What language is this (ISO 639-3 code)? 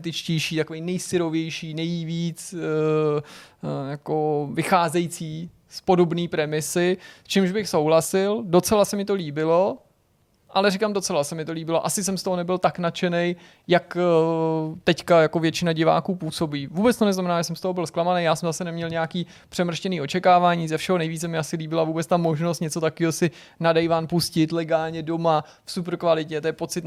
ces